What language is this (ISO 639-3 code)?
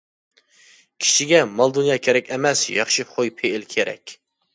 uig